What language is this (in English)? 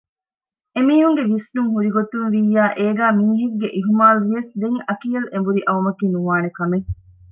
Divehi